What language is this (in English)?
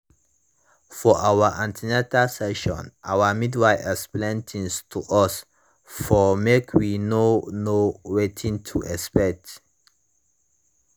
Nigerian Pidgin